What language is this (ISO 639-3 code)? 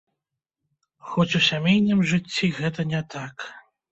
bel